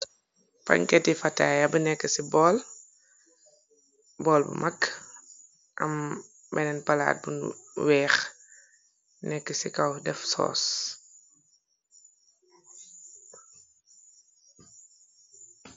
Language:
Wolof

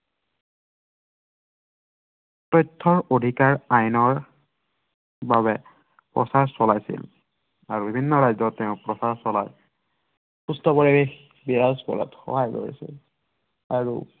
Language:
Assamese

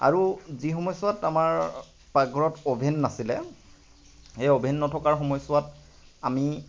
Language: Assamese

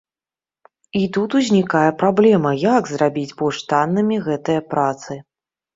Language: Belarusian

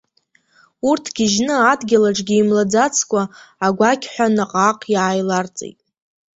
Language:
Abkhazian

